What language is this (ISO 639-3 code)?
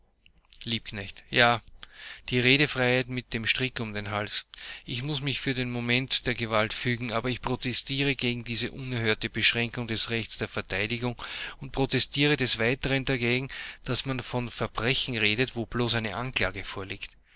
deu